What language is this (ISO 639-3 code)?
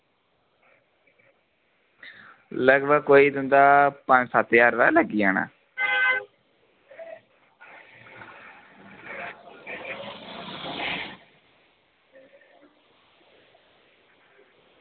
doi